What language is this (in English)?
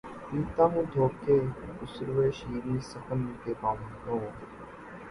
Urdu